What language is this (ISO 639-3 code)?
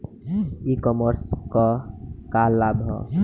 bho